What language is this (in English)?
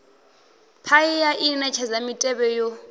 Venda